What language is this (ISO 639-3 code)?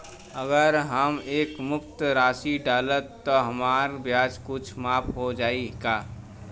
bho